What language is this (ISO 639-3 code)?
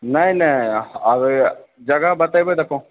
mai